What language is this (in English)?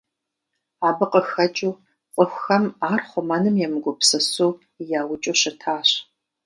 Kabardian